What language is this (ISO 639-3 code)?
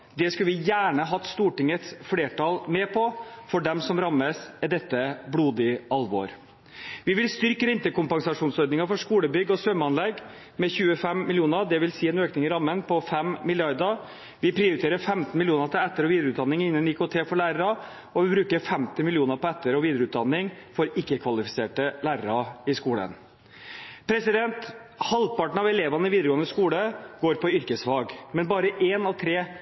nob